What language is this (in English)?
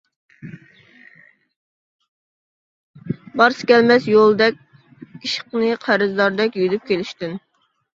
Uyghur